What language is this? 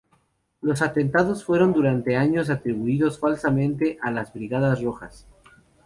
Spanish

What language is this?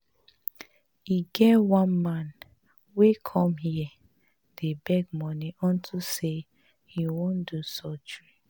Nigerian Pidgin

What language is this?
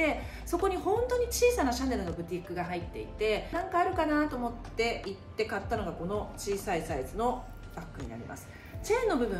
Japanese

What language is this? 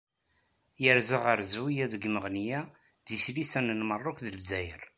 Kabyle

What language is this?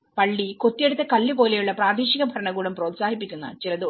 Malayalam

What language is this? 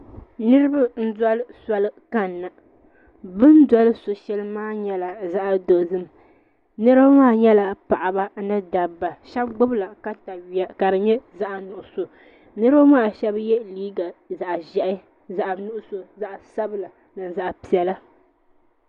Dagbani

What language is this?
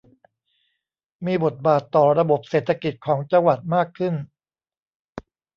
Thai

